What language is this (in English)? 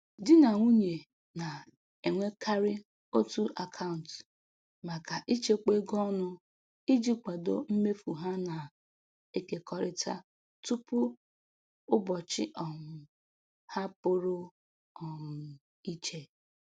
Igbo